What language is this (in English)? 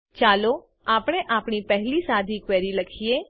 Gujarati